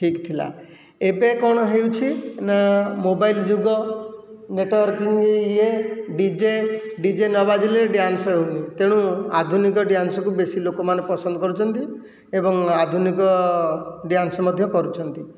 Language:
Odia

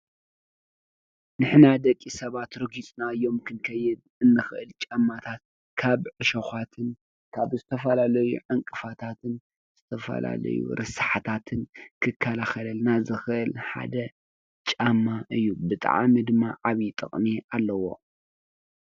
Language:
Tigrinya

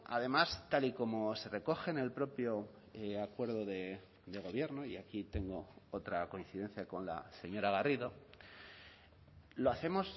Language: Spanish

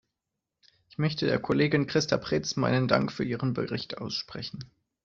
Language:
German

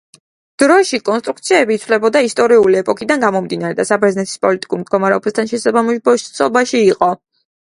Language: Georgian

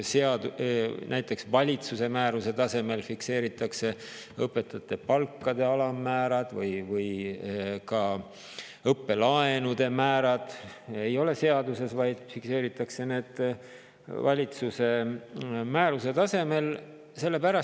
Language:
Estonian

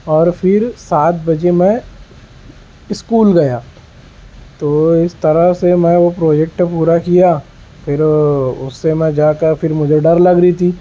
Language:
Urdu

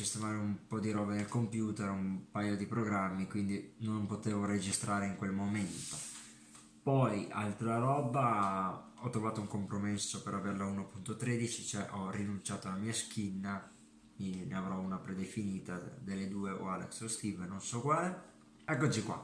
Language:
Italian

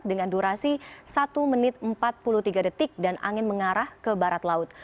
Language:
Indonesian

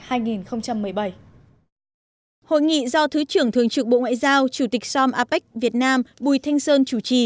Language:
Vietnamese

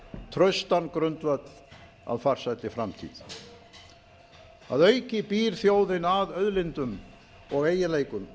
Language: Icelandic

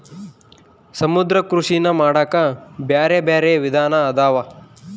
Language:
Kannada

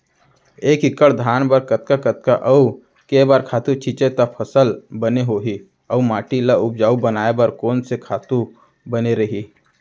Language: Chhattisgarhi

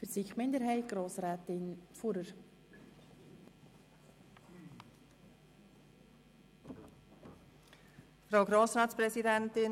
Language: Swiss German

